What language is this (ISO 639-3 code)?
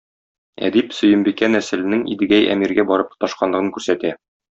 tat